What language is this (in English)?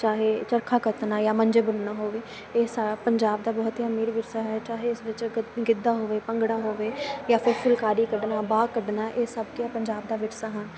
Punjabi